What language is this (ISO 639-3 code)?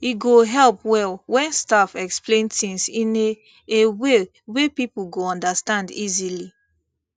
pcm